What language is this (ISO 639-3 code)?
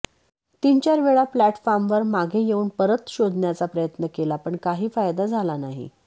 mar